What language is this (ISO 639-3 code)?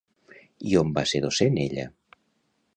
cat